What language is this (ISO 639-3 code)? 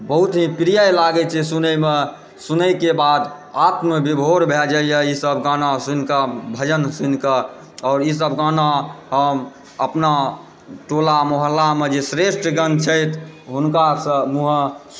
mai